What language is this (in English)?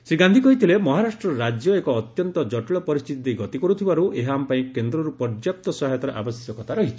Odia